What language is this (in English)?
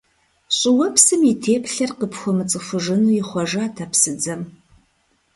Kabardian